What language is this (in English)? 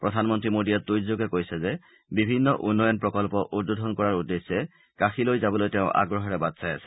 Assamese